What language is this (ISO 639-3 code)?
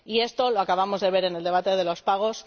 spa